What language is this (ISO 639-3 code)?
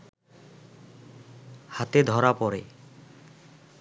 ben